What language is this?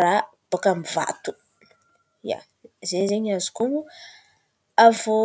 Antankarana Malagasy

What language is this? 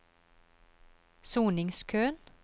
Norwegian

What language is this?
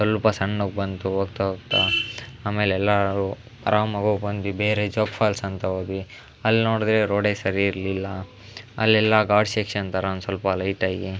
Kannada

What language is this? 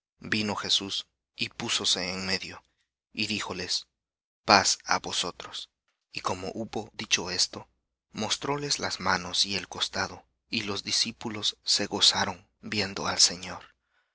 Spanish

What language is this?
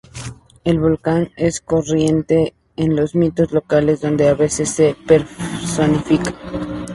Spanish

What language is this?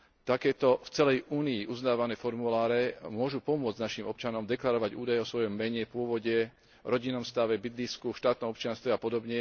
Slovak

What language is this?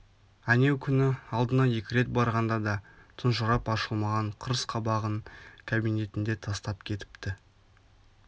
Kazakh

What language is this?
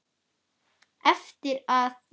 Icelandic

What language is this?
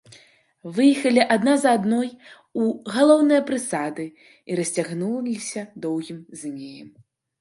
Belarusian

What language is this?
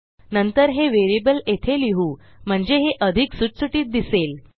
Marathi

